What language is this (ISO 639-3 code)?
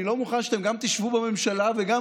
heb